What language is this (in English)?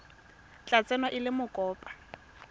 Tswana